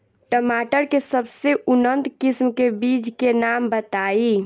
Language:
Bhojpuri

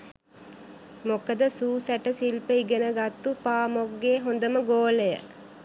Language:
Sinhala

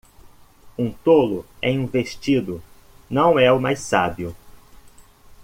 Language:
Portuguese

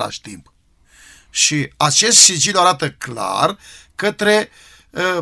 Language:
Romanian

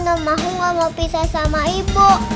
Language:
Indonesian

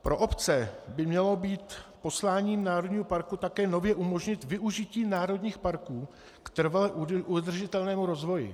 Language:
Czech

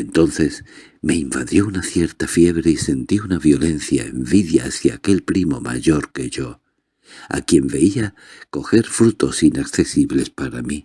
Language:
Spanish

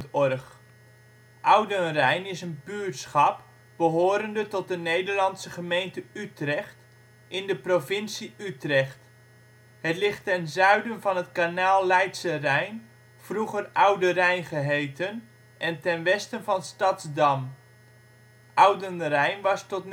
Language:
Dutch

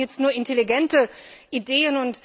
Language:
German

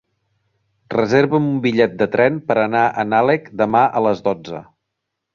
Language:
Catalan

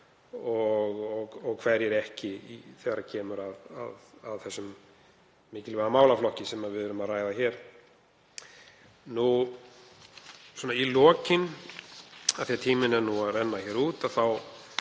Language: Icelandic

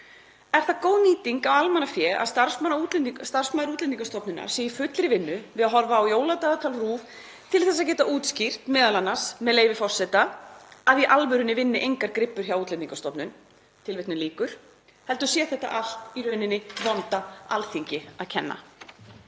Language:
Icelandic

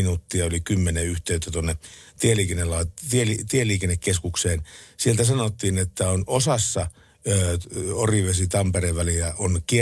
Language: Finnish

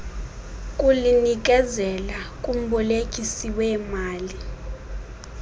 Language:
Xhosa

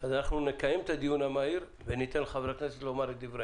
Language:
Hebrew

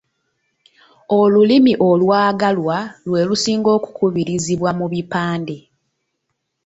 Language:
Ganda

